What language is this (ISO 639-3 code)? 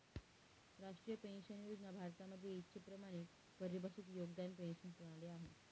mar